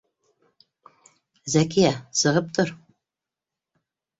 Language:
Bashkir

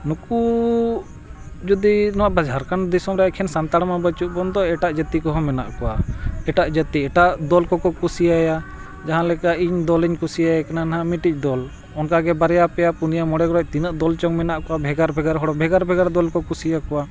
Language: Santali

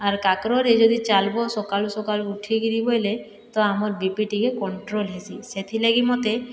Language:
Odia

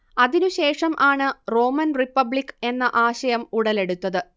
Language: Malayalam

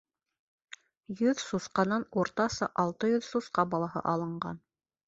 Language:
Bashkir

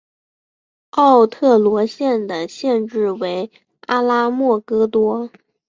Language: Chinese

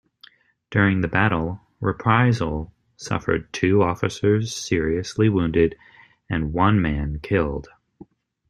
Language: English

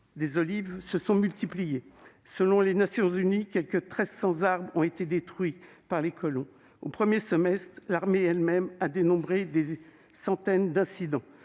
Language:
French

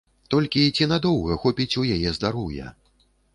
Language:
Belarusian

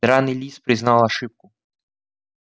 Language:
Russian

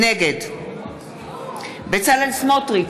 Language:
Hebrew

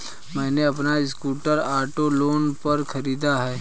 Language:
Hindi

